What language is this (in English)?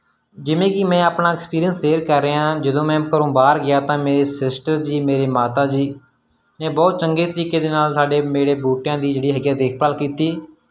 Punjabi